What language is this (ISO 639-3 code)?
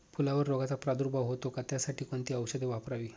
mar